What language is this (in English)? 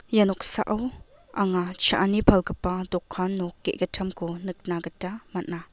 Garo